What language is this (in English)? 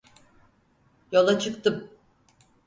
Turkish